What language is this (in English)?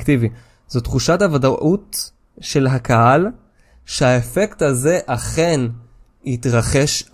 Hebrew